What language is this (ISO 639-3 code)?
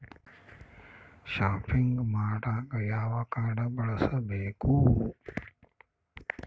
kan